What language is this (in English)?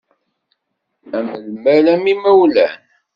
Kabyle